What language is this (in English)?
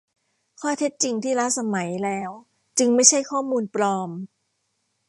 Thai